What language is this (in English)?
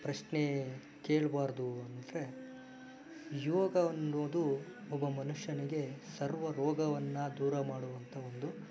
Kannada